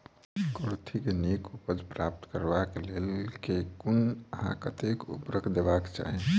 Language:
Maithili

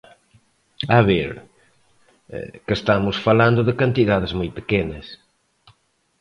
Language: Galician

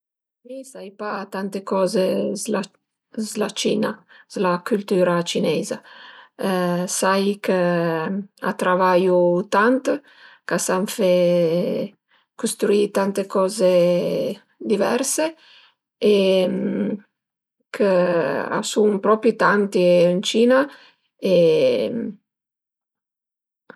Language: Piedmontese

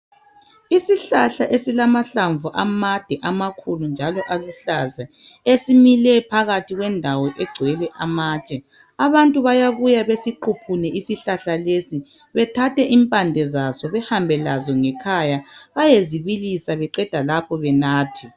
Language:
North Ndebele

